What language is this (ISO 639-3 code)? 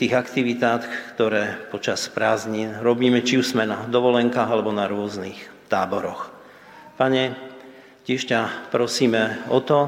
slk